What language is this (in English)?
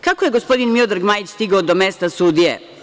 Serbian